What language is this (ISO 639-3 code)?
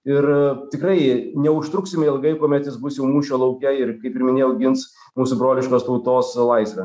lit